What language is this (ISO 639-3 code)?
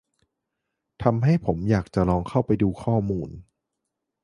tha